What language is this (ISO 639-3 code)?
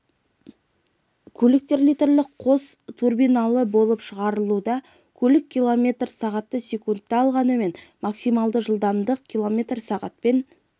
kaz